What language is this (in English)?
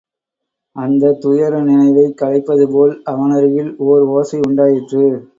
Tamil